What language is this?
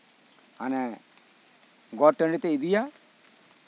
Santali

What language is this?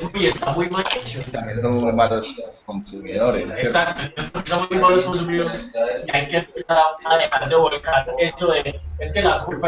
Spanish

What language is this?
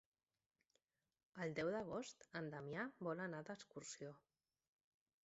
Catalan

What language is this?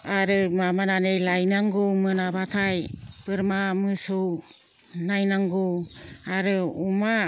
Bodo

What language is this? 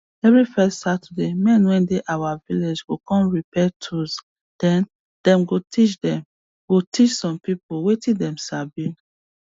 Nigerian Pidgin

